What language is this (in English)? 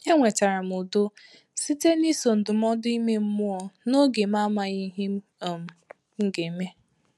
Igbo